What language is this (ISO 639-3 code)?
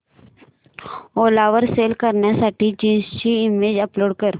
mar